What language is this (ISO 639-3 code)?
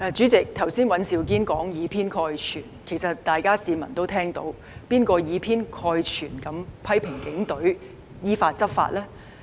yue